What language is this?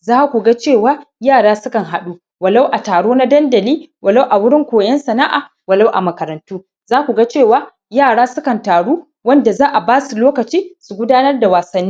Hausa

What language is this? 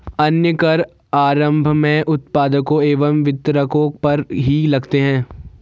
Hindi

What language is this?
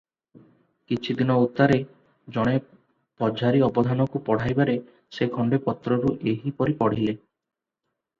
Odia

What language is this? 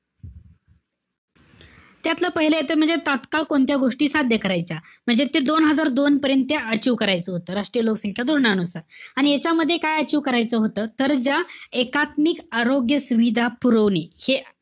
Marathi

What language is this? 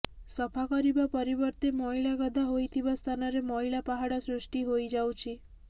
Odia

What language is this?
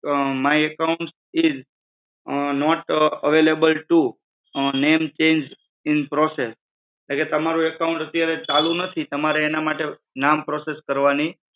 Gujarati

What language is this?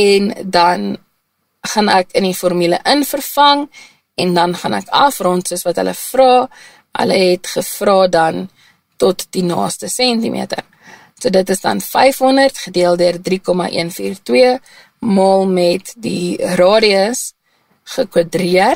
Dutch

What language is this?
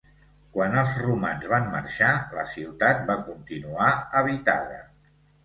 Catalan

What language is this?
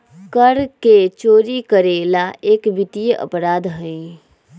Magahi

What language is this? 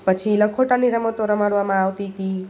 Gujarati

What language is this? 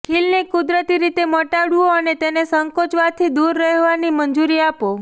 Gujarati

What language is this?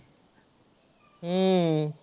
Marathi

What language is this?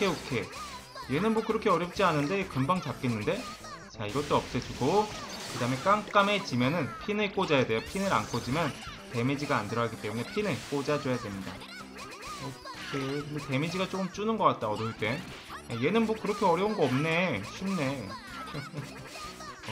Korean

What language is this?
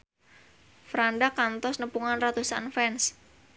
Sundanese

